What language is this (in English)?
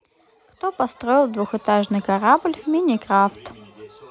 Russian